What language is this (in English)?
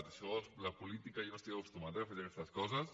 Catalan